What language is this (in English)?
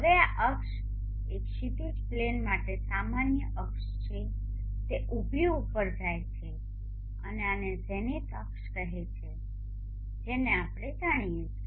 Gujarati